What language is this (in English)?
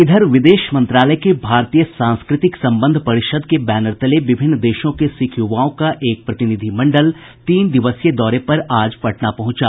Hindi